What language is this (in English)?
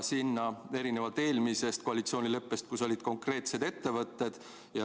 Estonian